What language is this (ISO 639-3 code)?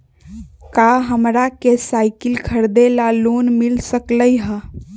mag